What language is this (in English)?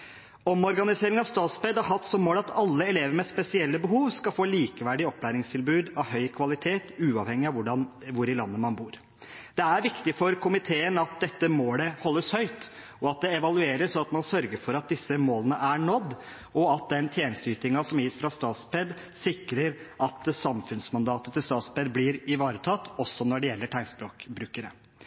Norwegian Bokmål